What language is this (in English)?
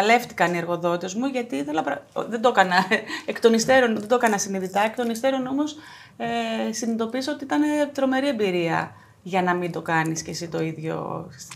Greek